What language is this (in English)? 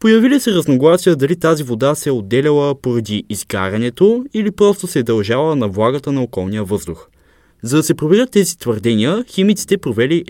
Bulgarian